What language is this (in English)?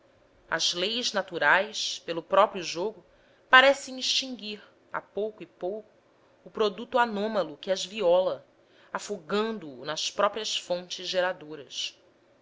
Portuguese